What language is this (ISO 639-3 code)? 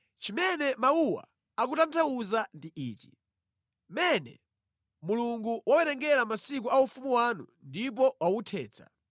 nya